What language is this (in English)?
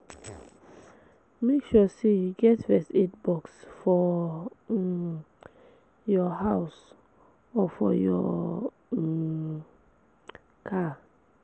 Nigerian Pidgin